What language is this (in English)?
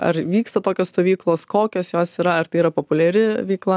Lithuanian